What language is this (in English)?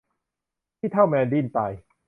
Thai